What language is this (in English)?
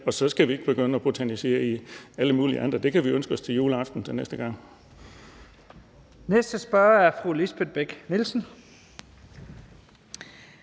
Danish